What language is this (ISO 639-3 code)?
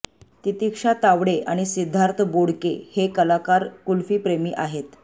mar